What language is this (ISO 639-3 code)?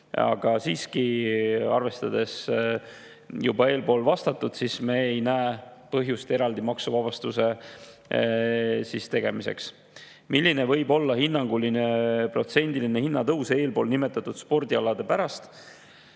est